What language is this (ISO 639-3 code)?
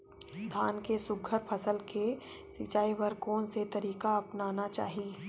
hne